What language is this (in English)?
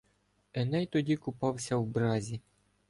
Ukrainian